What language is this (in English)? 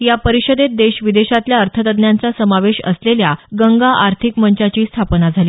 Marathi